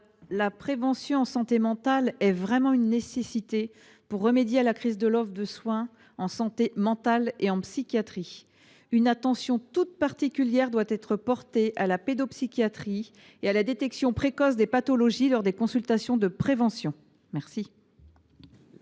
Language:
French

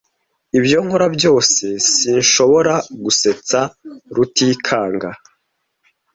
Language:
Kinyarwanda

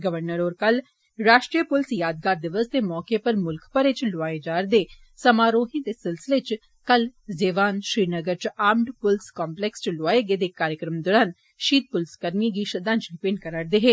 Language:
Dogri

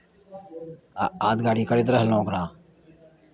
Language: Maithili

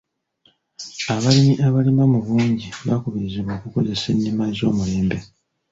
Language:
Ganda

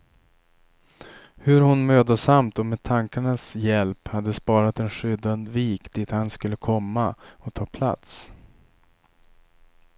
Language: Swedish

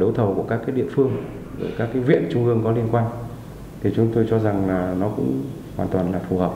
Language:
Vietnamese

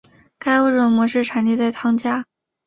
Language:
Chinese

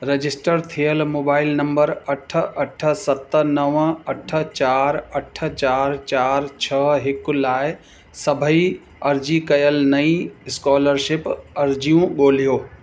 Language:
Sindhi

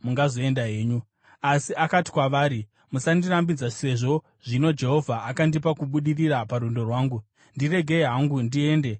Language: Shona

